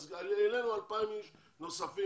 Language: Hebrew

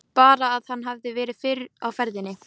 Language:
Icelandic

